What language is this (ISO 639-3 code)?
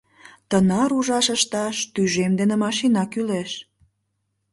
chm